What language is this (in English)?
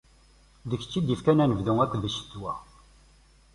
Kabyle